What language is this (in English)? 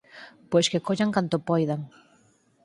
Galician